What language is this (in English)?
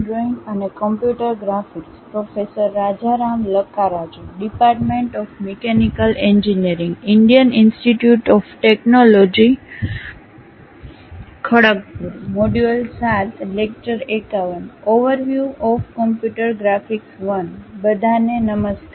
Gujarati